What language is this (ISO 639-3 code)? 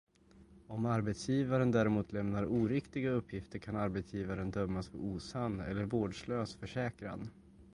swe